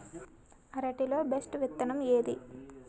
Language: Telugu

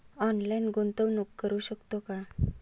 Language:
Marathi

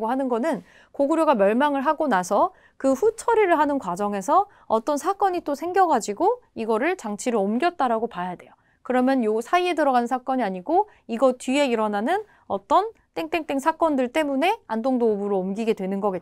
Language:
Korean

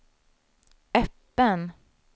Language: Swedish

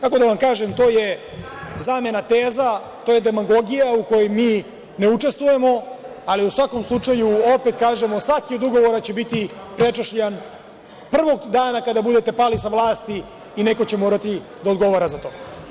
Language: Serbian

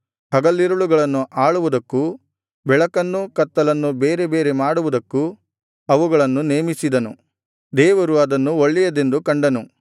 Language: Kannada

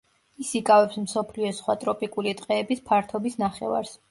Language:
Georgian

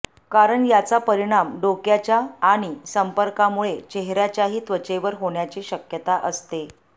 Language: Marathi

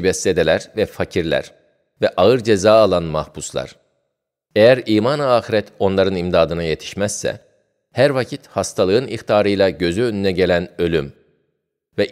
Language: Turkish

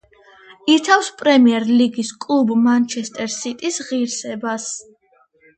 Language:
Georgian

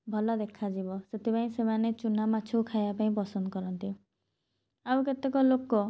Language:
Odia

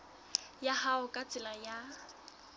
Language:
Southern Sotho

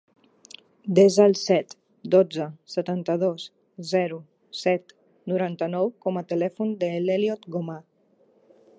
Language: Catalan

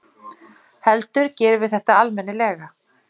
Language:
Icelandic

